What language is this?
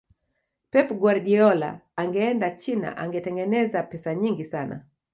Swahili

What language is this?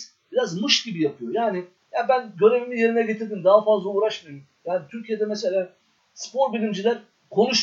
Turkish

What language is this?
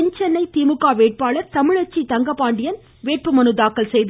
Tamil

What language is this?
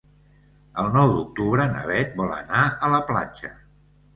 Catalan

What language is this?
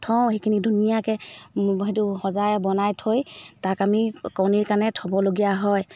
Assamese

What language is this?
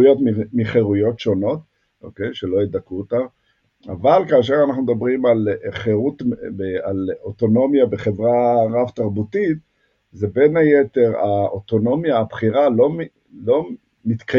Hebrew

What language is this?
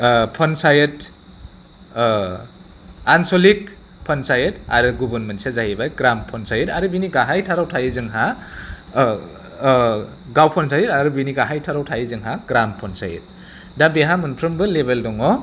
Bodo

